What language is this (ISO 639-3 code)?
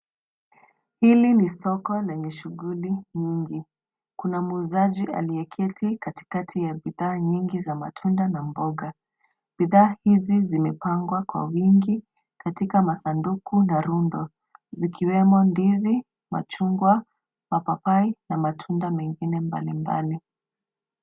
swa